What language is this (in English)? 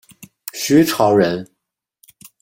Chinese